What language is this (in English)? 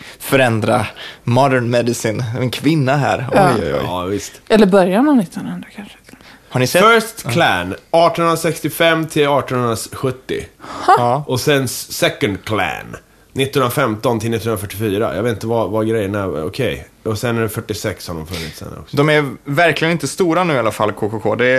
Swedish